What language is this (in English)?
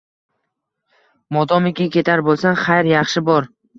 Uzbek